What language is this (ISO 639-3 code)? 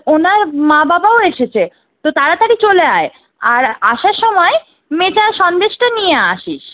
ben